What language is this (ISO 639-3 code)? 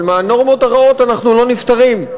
heb